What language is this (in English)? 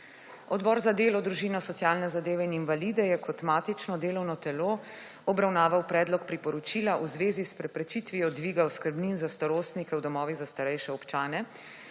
Slovenian